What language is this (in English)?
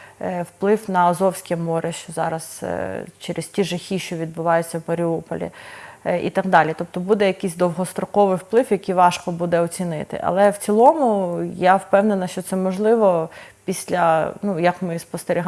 Ukrainian